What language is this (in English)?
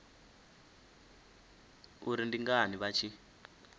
Venda